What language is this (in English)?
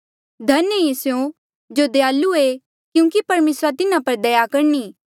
Mandeali